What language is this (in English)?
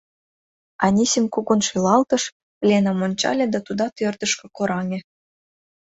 Mari